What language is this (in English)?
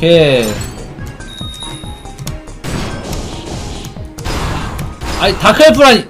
Korean